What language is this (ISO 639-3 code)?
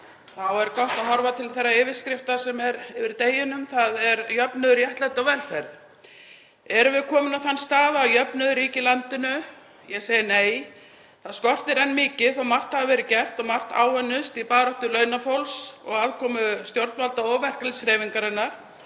isl